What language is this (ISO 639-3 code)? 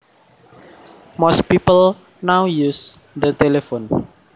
jav